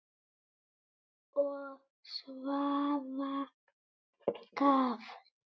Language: Icelandic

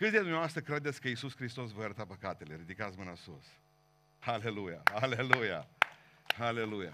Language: Romanian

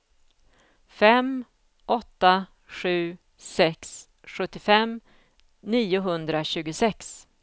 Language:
Swedish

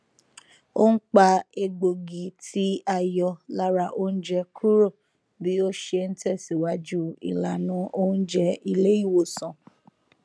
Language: Yoruba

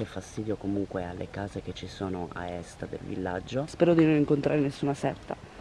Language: Italian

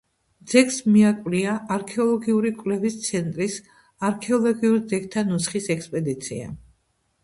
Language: Georgian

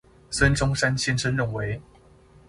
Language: Chinese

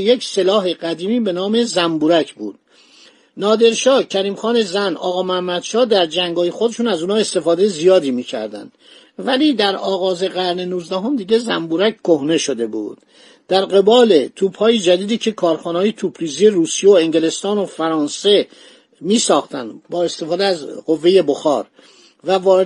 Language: Persian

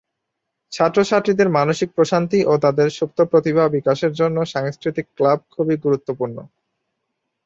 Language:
Bangla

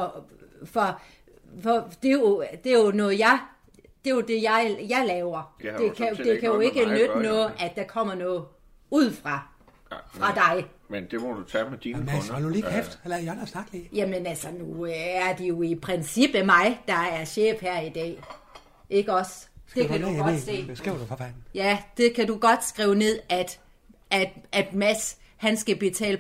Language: Danish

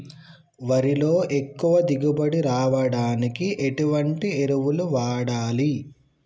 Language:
Telugu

